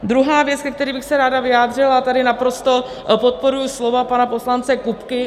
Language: Czech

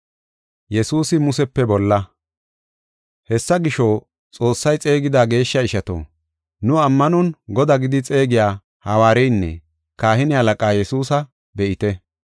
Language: Gofa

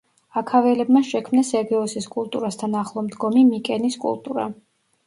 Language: Georgian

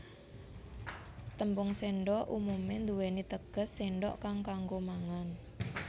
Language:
Javanese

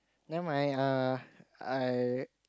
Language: English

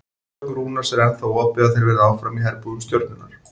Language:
Icelandic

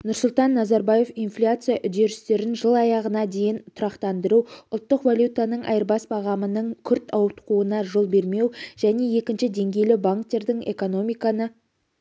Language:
Kazakh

